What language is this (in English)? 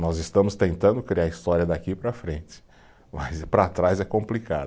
Portuguese